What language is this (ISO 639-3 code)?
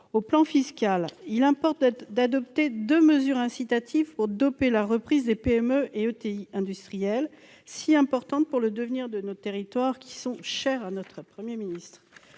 fra